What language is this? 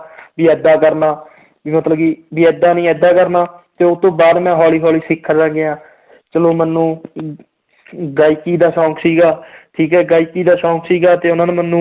Punjabi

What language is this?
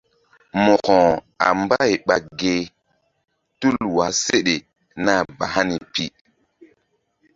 Mbum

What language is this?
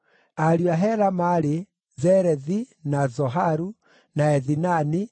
Kikuyu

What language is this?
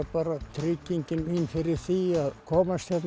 Icelandic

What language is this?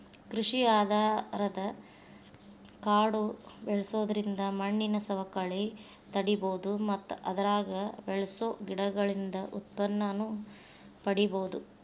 Kannada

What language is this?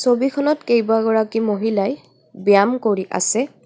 Assamese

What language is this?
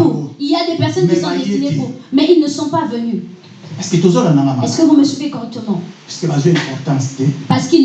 French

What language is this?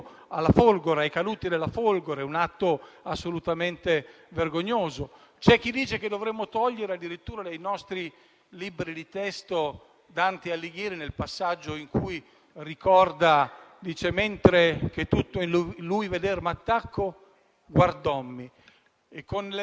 Italian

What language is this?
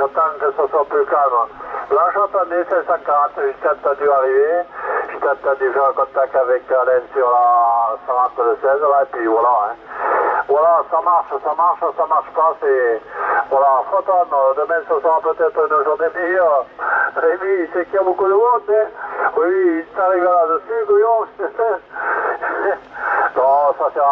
French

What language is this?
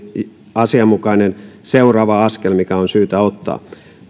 Finnish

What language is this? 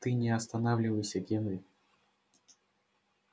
Russian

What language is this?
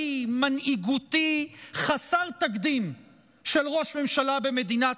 Hebrew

